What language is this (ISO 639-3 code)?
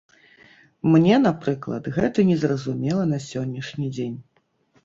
bel